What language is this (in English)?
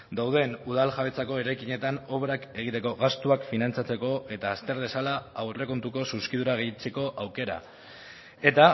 Basque